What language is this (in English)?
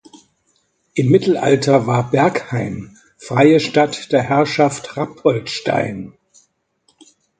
German